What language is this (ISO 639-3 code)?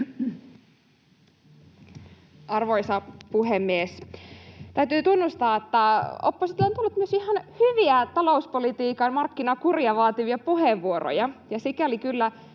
fin